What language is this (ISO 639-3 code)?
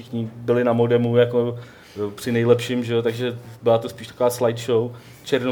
ces